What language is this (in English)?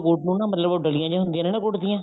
Punjabi